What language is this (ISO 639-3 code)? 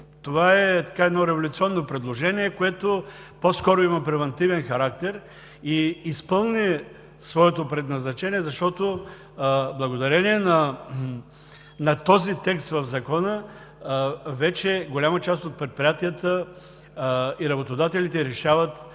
bul